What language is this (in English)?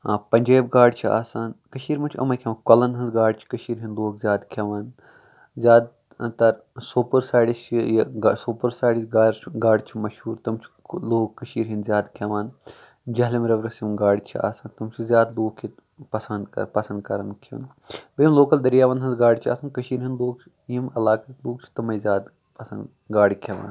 Kashmiri